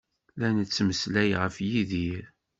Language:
Kabyle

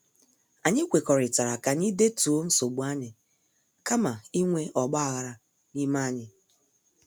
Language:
Igbo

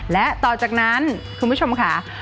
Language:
Thai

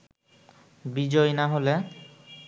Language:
Bangla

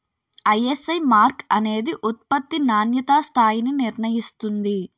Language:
Telugu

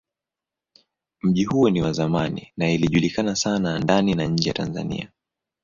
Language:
Swahili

